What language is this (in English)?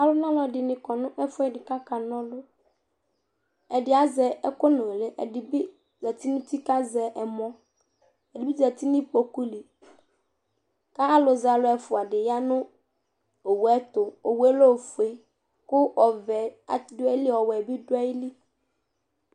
Ikposo